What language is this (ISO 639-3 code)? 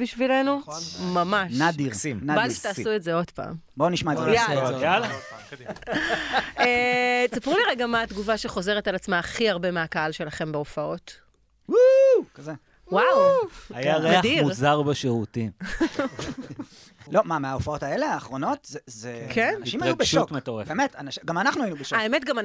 heb